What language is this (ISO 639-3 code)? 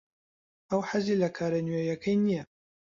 ckb